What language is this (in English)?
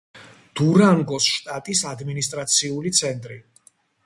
Georgian